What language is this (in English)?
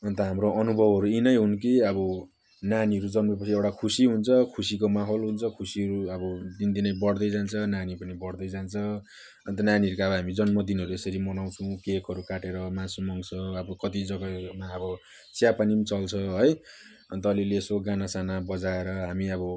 Nepali